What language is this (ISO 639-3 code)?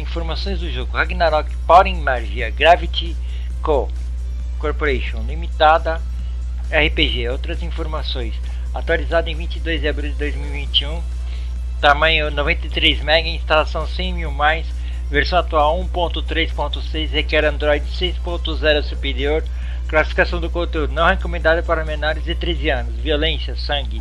por